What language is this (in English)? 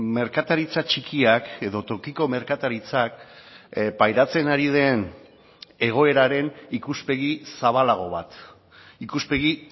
Basque